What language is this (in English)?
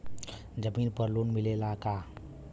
Bhojpuri